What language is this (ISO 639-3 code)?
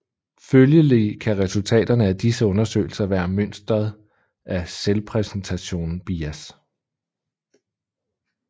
dan